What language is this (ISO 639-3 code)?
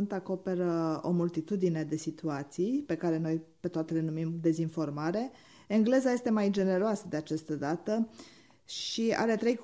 ron